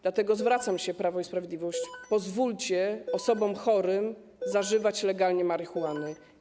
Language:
Polish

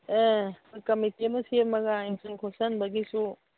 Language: Manipuri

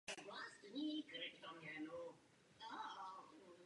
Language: Czech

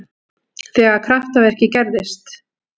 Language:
Icelandic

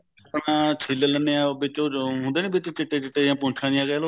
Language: Punjabi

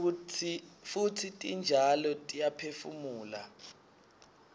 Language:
Swati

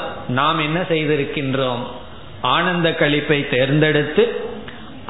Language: Tamil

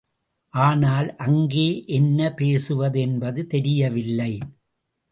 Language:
Tamil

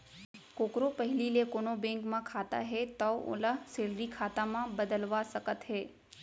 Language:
Chhattisgarhi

